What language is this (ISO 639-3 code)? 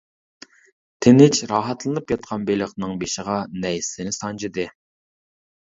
uig